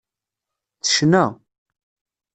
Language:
Kabyle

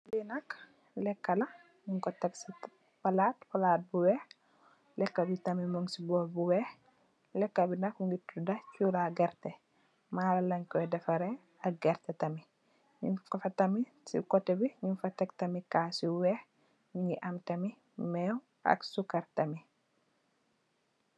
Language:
Wolof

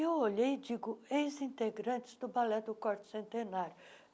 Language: Portuguese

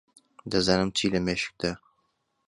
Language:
Central Kurdish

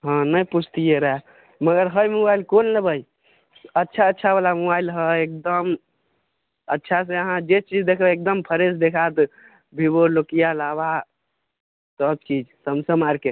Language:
Maithili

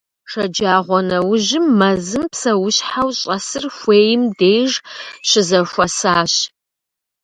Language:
Kabardian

